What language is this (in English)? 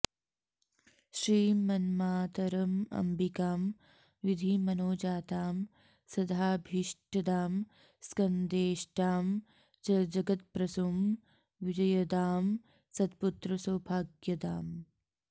Sanskrit